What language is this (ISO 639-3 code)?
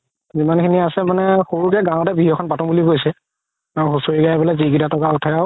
asm